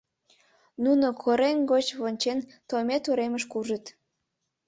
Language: Mari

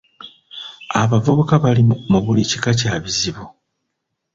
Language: Ganda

